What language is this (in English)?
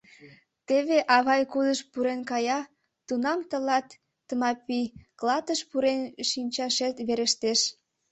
Mari